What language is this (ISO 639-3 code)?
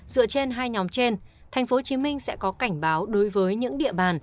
vie